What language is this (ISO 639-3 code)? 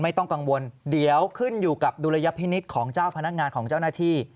tha